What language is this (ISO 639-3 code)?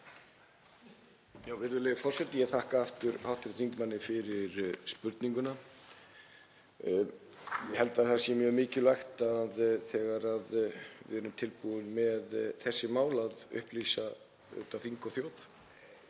isl